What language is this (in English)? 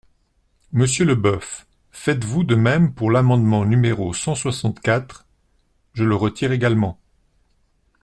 French